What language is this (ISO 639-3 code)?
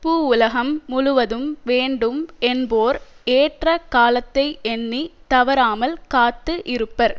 tam